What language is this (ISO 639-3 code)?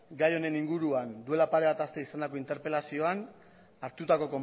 eus